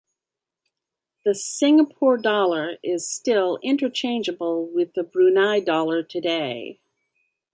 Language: English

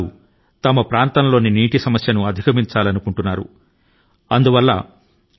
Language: Telugu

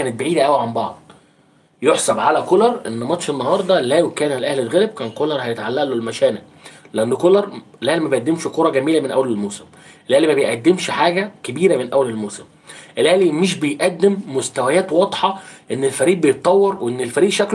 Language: Arabic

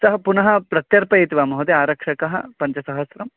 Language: Sanskrit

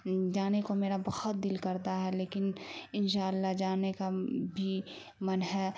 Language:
Urdu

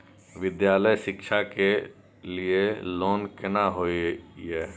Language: Maithili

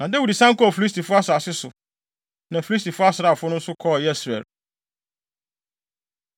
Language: Akan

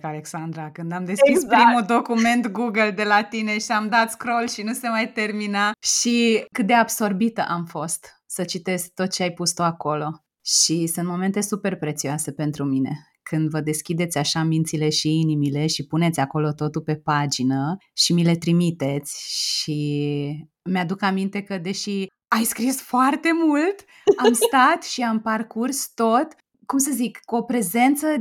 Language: Romanian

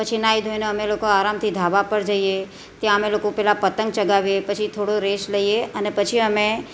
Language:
Gujarati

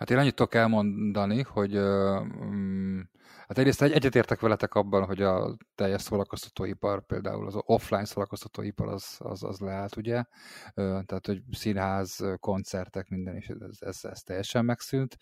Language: Hungarian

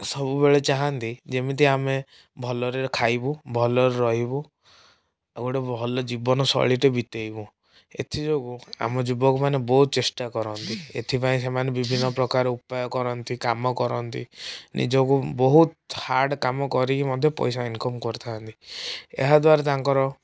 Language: Odia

